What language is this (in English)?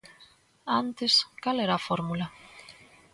Galician